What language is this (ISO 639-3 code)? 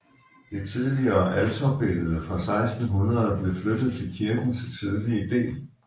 dan